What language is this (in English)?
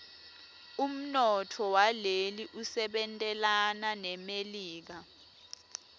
Swati